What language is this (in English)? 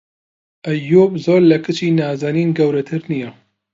Central Kurdish